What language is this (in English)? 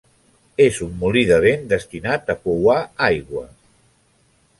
Catalan